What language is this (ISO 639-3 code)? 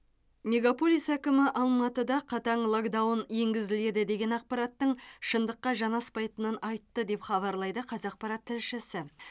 kaz